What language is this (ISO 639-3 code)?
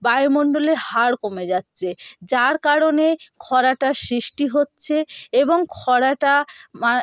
ben